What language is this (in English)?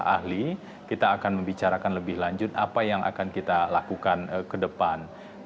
Indonesian